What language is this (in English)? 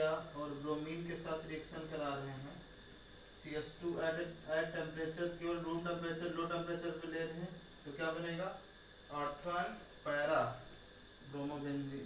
Hindi